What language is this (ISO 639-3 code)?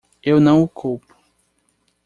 por